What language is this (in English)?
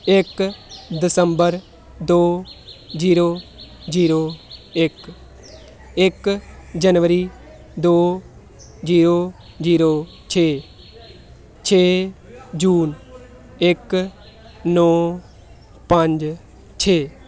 Punjabi